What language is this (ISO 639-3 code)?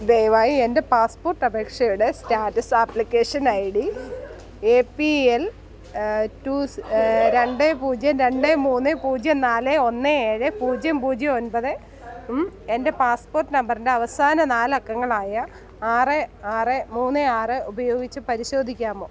mal